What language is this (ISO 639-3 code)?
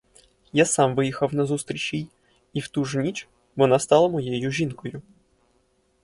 ukr